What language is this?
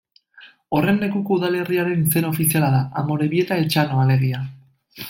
Basque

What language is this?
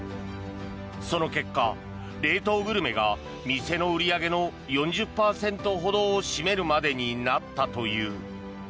Japanese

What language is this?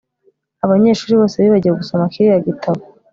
Kinyarwanda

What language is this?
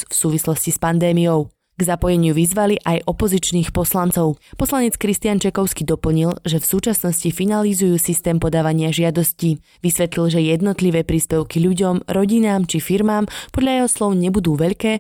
Slovak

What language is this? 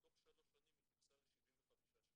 Hebrew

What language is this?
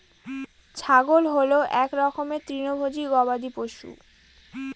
Bangla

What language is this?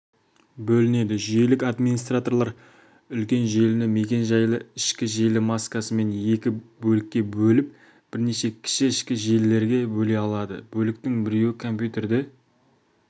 Kazakh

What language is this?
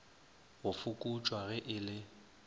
Northern Sotho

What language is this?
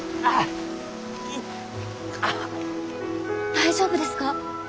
Japanese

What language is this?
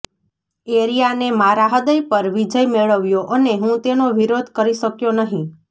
Gujarati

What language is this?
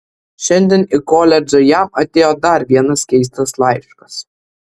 Lithuanian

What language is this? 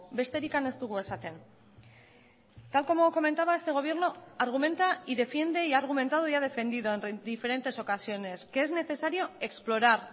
Spanish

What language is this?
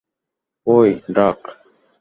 Bangla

